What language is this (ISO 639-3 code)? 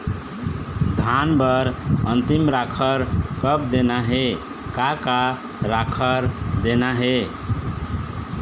hne